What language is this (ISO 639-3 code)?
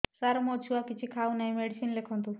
ori